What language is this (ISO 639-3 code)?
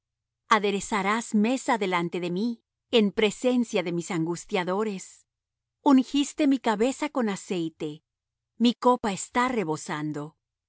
spa